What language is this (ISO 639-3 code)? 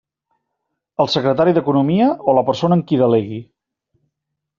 cat